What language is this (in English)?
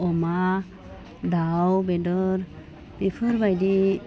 Bodo